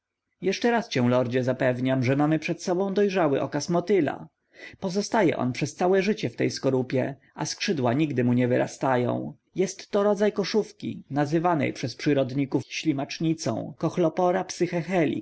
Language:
Polish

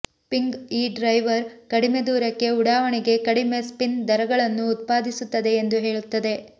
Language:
Kannada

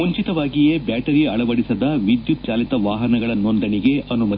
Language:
Kannada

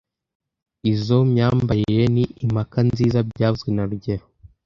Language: Kinyarwanda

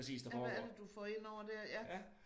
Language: Danish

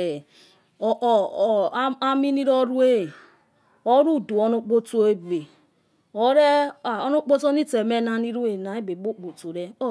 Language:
Yekhee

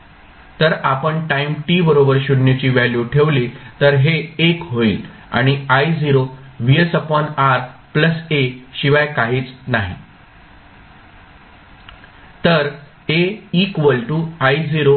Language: Marathi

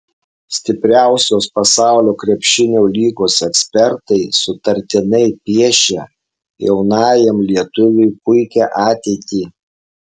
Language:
Lithuanian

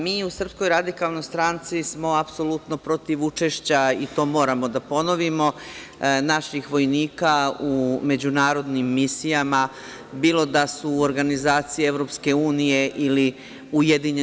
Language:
Serbian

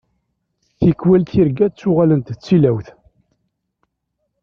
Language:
Kabyle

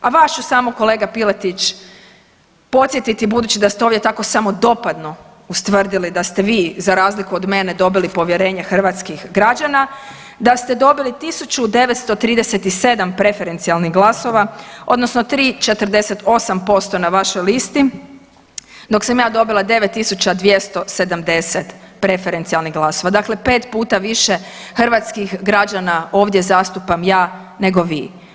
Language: Croatian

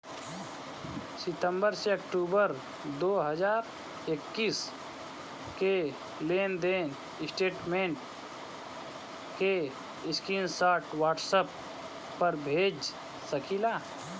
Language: Bhojpuri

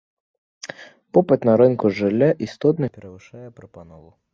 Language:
Belarusian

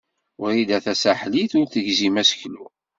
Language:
Kabyle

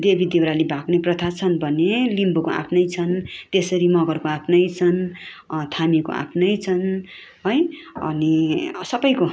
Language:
Nepali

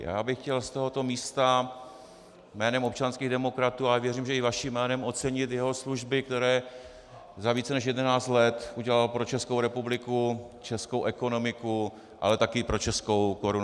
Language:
Czech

